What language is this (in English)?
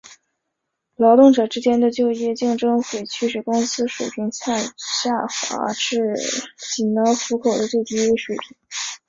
Chinese